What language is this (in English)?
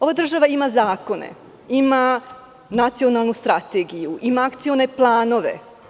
Serbian